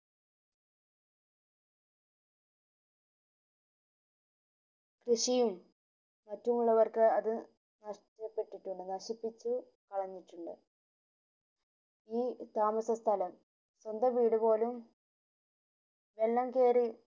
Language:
Malayalam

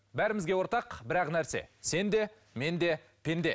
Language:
Kazakh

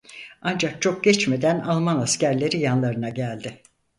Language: Turkish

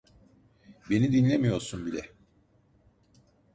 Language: Turkish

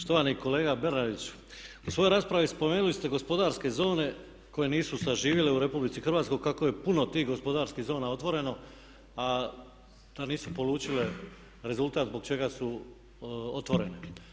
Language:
Croatian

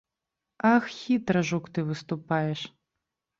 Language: Belarusian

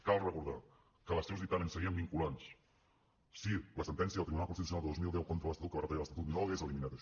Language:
Catalan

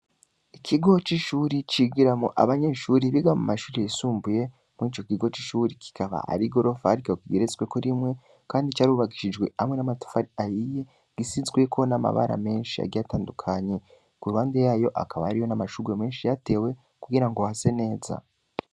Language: Rundi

